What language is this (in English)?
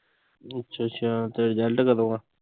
Punjabi